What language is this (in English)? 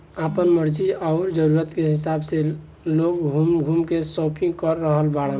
Bhojpuri